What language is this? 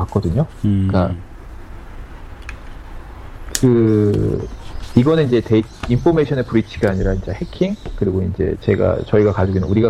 Korean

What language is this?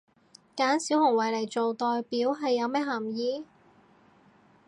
Cantonese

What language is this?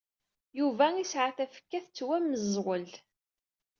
Kabyle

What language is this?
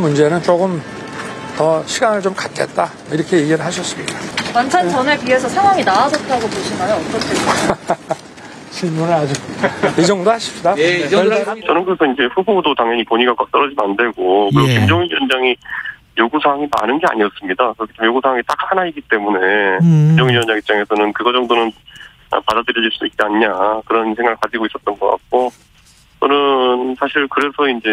Korean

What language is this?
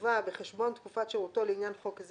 Hebrew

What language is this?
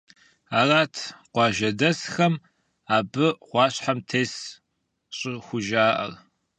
Kabardian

